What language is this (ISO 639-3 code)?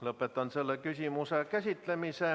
est